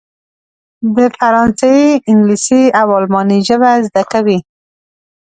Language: Pashto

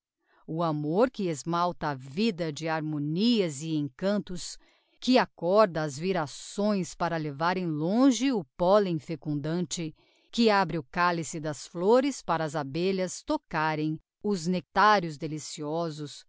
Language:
Portuguese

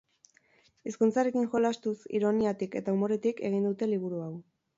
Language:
Basque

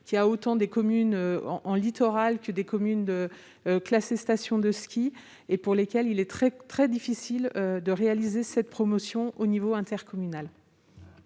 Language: French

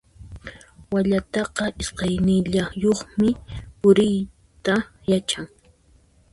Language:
Puno Quechua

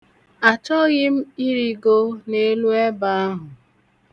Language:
Igbo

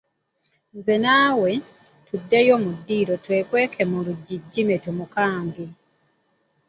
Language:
Ganda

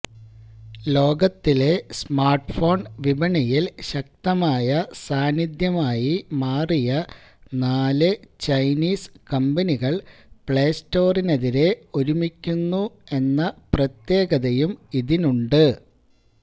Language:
Malayalam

